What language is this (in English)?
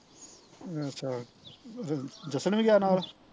Punjabi